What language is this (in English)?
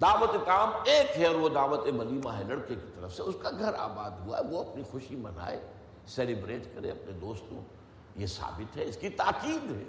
Urdu